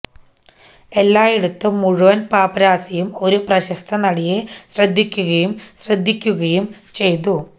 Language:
Malayalam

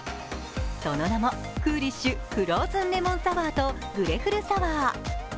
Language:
Japanese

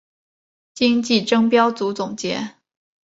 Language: Chinese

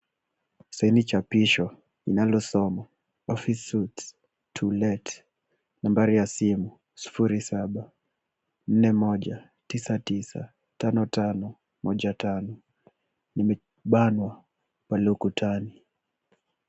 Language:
Swahili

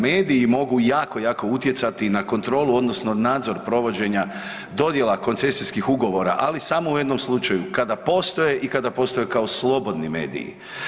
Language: Croatian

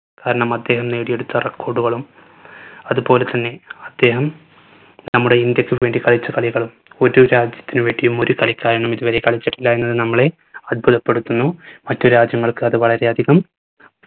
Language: Malayalam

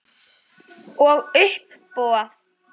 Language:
Icelandic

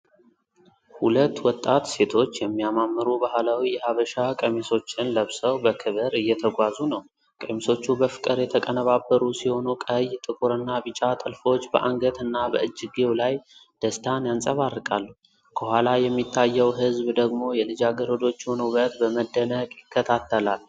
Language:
Amharic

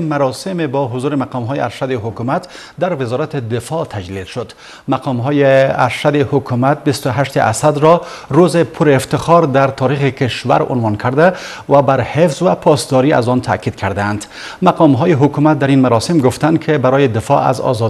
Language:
Persian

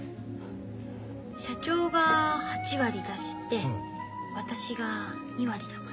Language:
Japanese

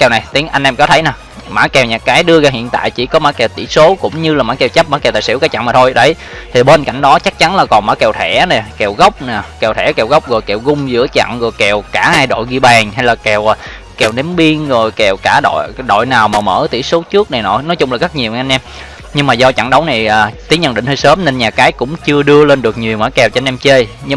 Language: Vietnamese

